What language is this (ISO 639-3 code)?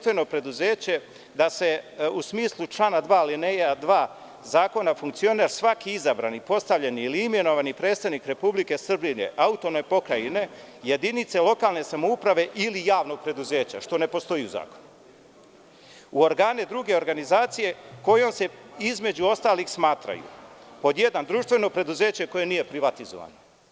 srp